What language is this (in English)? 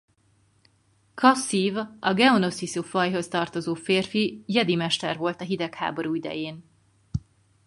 Hungarian